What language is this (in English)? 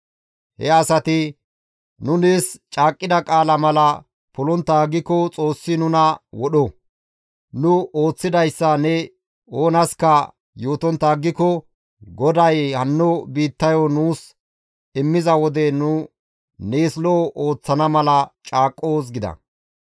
Gamo